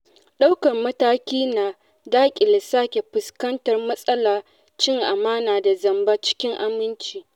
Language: Hausa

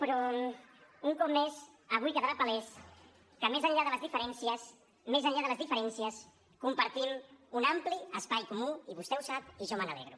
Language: Catalan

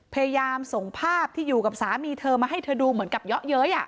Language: Thai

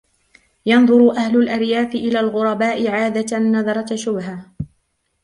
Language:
Arabic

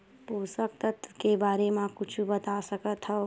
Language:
Chhattisgarhi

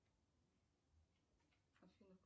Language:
Russian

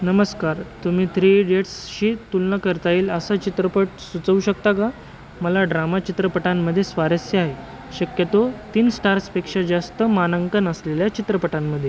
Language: Marathi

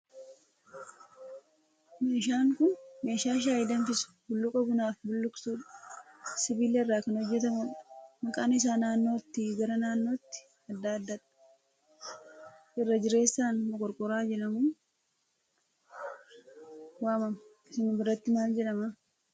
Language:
Oromo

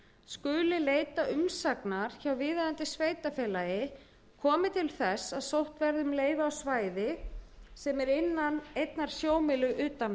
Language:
Icelandic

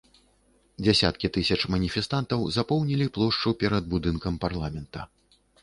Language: Belarusian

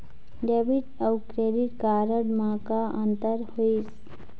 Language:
Chhattisgarhi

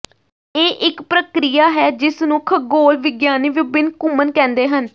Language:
Punjabi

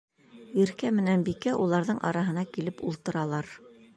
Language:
Bashkir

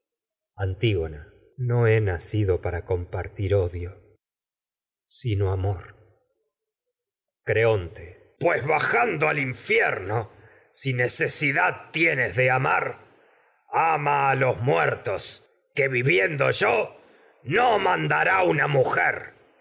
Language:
Spanish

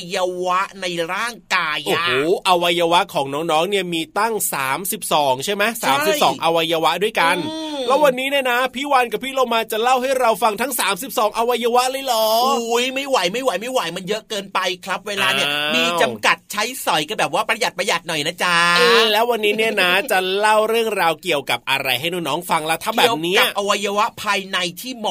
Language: Thai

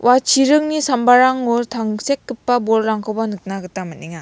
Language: Garo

